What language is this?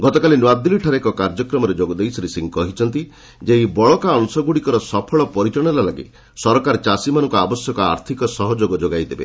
Odia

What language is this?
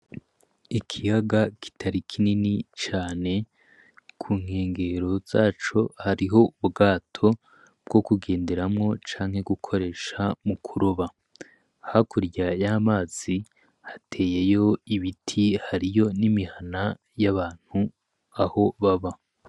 Rundi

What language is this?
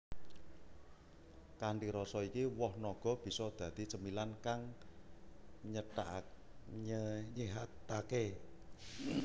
Javanese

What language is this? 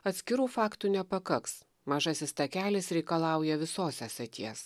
Lithuanian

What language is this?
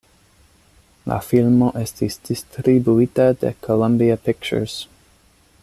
Esperanto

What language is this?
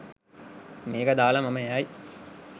Sinhala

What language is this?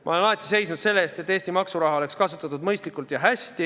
Estonian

